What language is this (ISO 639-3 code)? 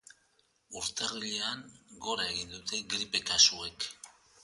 eus